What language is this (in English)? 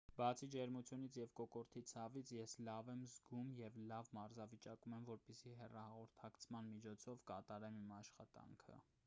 Armenian